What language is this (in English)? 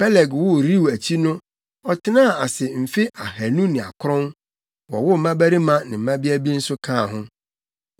Akan